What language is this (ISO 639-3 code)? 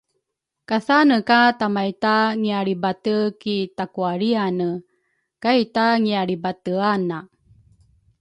dru